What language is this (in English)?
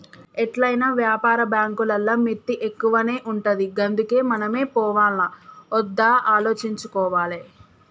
Telugu